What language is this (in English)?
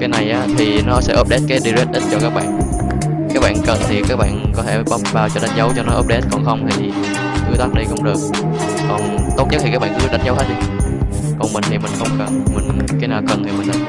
Vietnamese